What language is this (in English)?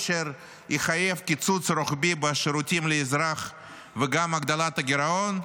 Hebrew